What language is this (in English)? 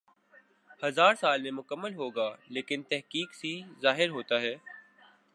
Urdu